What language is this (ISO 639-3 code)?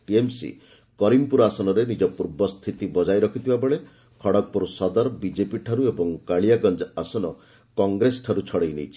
ori